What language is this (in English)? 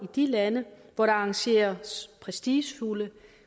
Danish